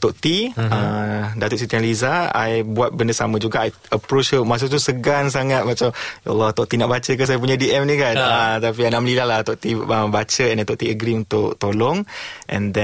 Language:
Malay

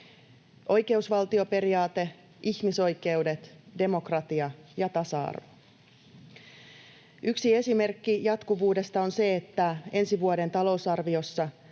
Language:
Finnish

